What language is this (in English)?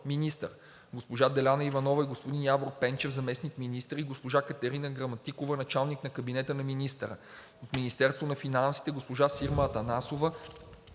Bulgarian